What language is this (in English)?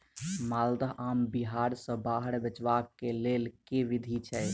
Maithili